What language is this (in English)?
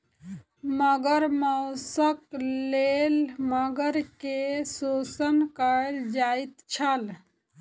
Maithili